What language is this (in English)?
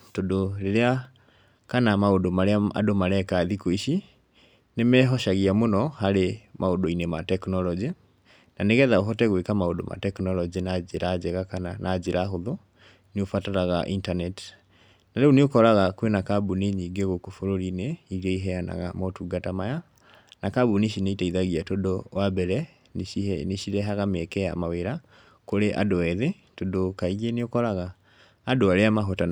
Kikuyu